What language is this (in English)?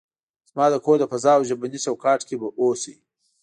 Pashto